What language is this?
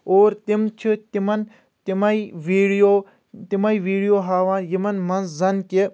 Kashmiri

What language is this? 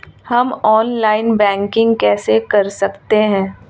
Hindi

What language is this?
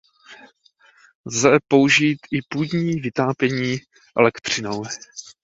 Czech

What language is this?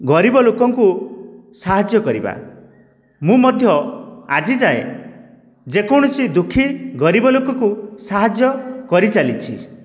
Odia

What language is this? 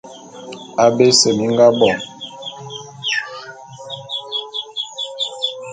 Bulu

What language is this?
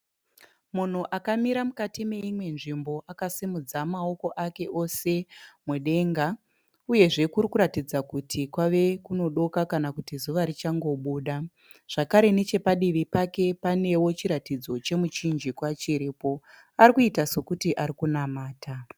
Shona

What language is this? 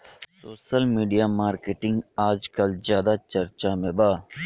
Bhojpuri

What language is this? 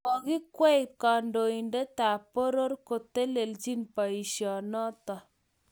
Kalenjin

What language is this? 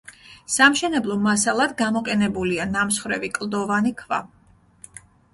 Georgian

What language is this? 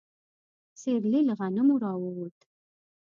Pashto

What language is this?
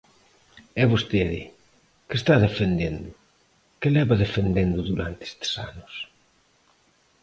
Galician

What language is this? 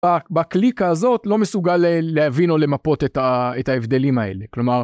Hebrew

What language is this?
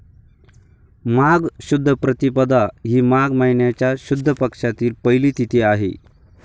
Marathi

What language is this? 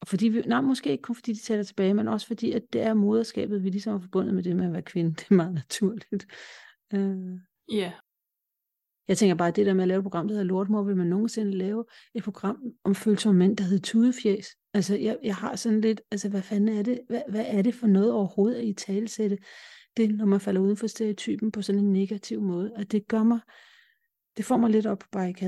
Danish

